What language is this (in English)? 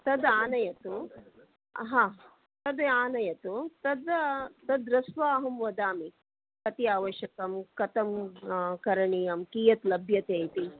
Sanskrit